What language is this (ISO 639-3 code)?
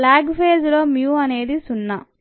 tel